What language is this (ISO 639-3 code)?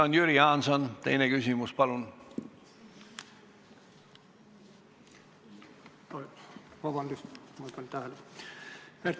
est